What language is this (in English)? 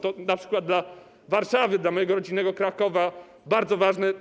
Polish